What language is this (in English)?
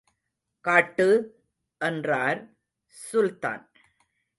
Tamil